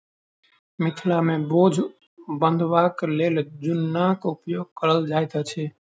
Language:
Maithili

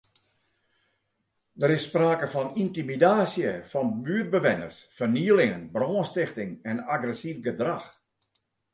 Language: Western Frisian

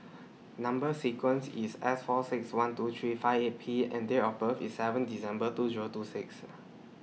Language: English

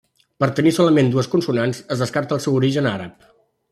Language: Catalan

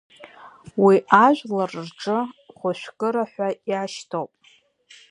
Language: Abkhazian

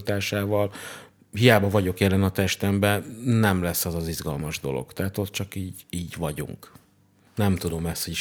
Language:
Hungarian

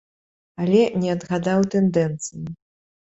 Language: Belarusian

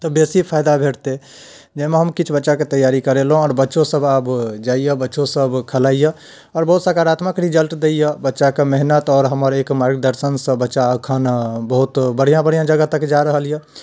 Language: Maithili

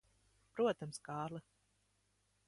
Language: Latvian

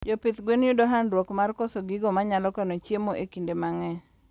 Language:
Luo (Kenya and Tanzania)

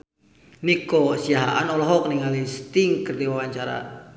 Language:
Sundanese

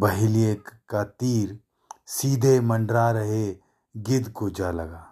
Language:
Hindi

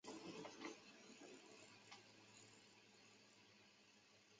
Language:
Chinese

